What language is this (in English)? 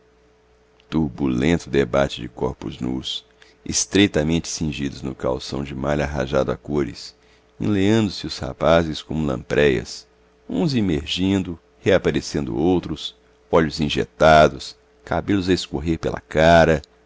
Portuguese